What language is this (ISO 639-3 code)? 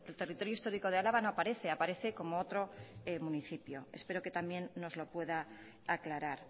spa